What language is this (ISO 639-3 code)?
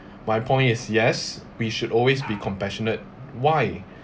eng